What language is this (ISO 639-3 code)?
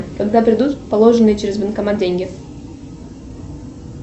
rus